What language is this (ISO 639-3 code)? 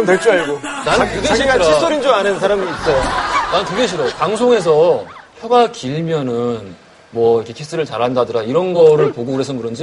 kor